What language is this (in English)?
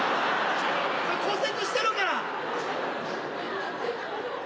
Japanese